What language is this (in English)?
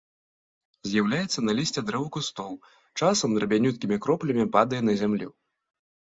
Belarusian